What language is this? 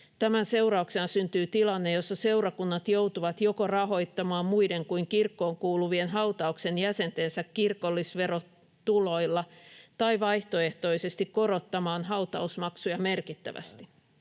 Finnish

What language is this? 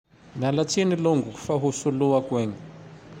Tandroy-Mahafaly Malagasy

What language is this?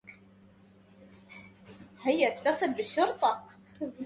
Arabic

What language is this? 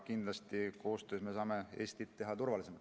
Estonian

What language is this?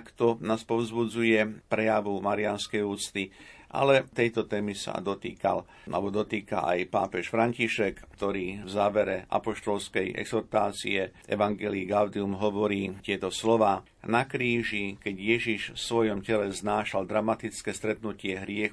Slovak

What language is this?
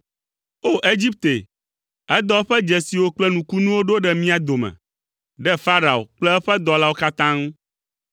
Ewe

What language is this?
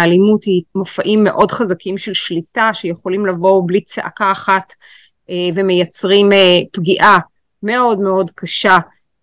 Hebrew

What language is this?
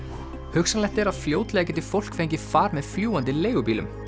Icelandic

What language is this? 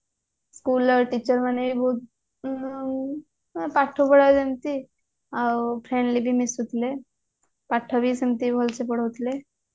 Odia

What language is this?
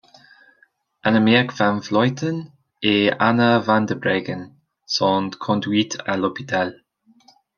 French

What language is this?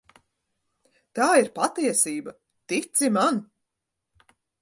Latvian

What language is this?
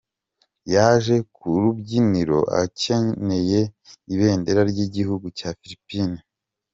Kinyarwanda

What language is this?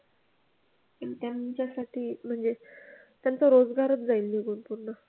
Marathi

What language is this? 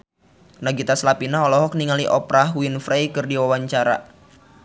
Sundanese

